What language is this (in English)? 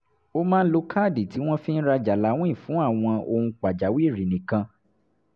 Yoruba